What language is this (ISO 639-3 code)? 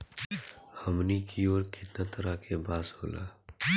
bho